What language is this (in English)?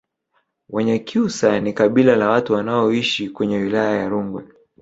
Swahili